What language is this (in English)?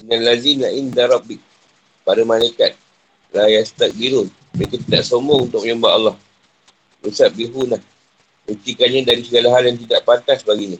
Malay